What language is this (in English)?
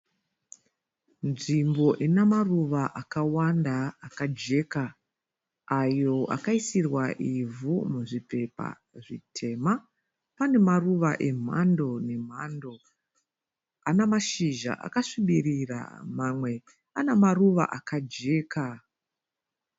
Shona